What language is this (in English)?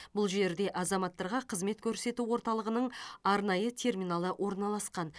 Kazakh